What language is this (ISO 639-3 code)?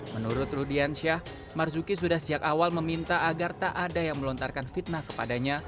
ind